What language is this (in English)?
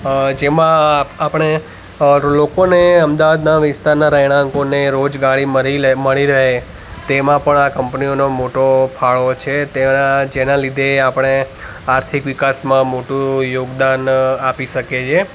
Gujarati